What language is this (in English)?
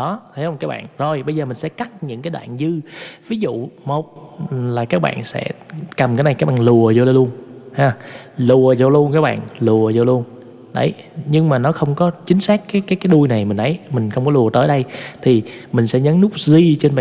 Vietnamese